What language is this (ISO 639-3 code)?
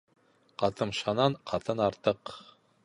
bak